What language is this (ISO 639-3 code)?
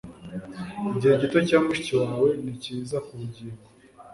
kin